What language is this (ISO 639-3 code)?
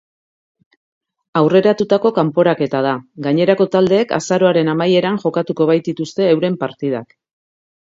eus